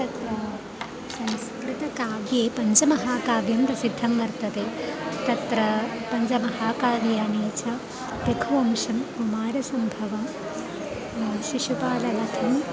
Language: Sanskrit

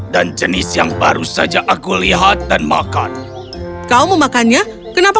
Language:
Indonesian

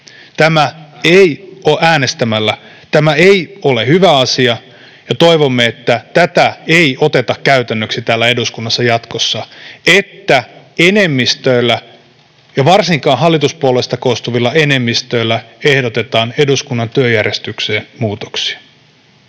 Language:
Finnish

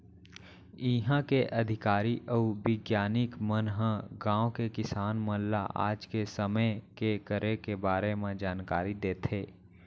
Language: Chhattisgarhi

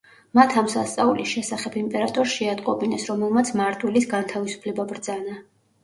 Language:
Georgian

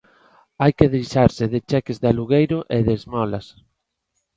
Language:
Galician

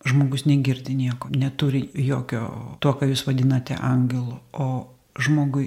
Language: Lithuanian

